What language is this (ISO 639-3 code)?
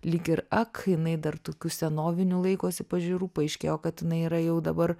lit